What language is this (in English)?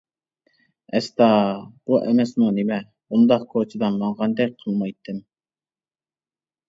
Uyghur